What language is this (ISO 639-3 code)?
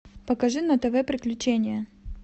rus